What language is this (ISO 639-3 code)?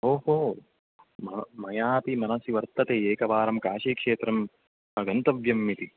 san